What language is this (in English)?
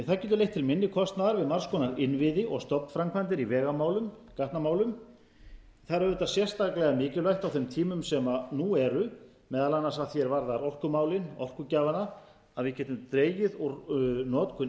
Icelandic